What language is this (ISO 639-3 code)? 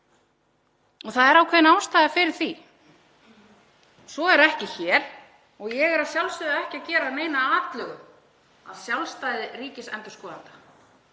isl